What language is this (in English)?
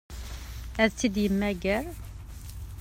Kabyle